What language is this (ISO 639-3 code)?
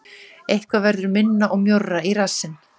isl